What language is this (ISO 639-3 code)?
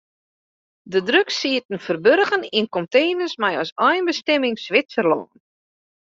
fry